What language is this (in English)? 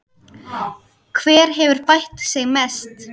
Icelandic